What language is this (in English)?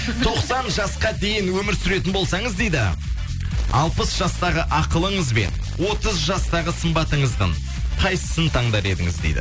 Kazakh